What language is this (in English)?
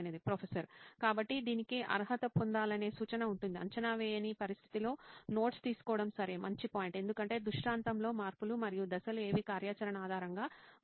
Telugu